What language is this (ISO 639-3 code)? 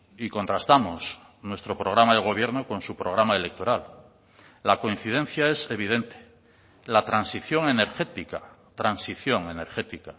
spa